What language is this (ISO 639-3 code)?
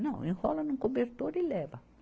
por